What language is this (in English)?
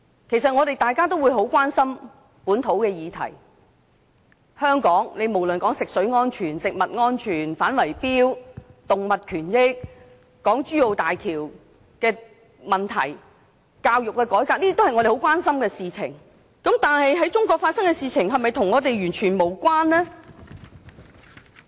Cantonese